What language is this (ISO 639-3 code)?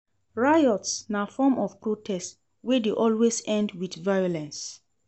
pcm